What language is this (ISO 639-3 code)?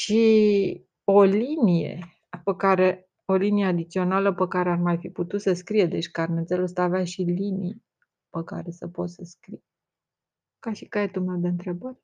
ron